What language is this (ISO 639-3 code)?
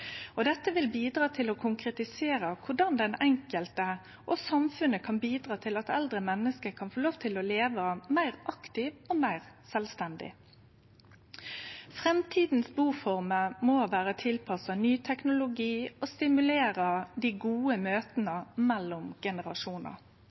nno